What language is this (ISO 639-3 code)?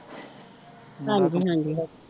pan